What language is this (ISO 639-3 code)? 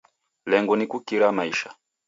dav